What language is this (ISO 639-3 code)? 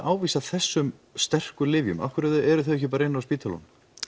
isl